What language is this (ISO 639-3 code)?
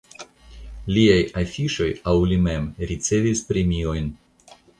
epo